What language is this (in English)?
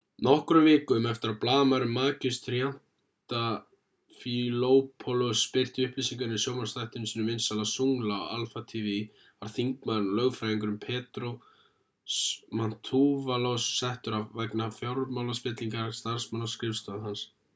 Icelandic